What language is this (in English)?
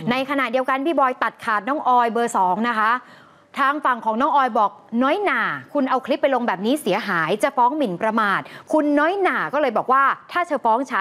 Thai